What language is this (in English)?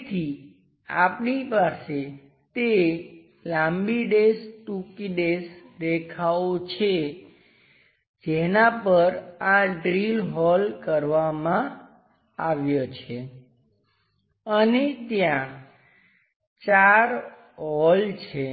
Gujarati